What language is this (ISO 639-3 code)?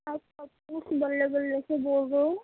urd